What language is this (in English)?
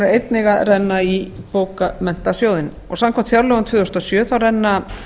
Icelandic